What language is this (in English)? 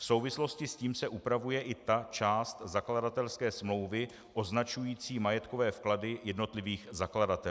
Czech